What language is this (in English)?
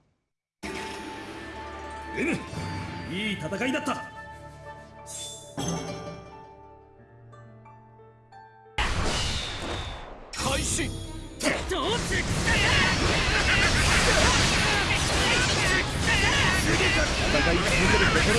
Japanese